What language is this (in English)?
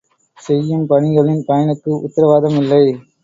Tamil